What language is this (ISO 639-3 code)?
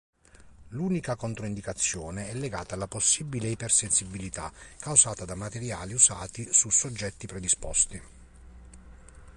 ita